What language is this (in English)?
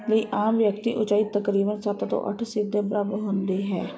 Punjabi